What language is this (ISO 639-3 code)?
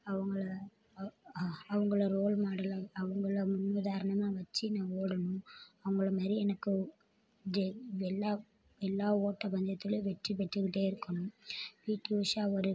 tam